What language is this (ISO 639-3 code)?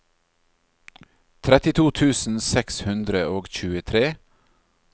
nor